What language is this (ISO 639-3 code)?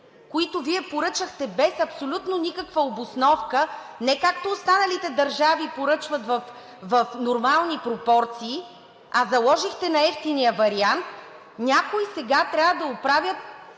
bul